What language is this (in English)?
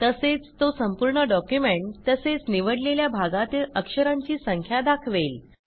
Marathi